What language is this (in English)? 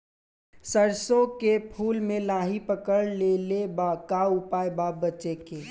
Bhojpuri